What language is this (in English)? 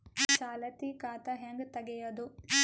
Kannada